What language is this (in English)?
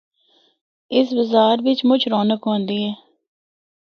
Northern Hindko